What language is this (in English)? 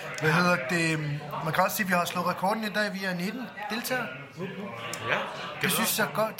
Danish